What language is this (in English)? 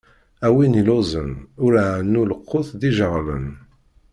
Kabyle